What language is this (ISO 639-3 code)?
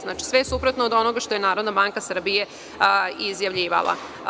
srp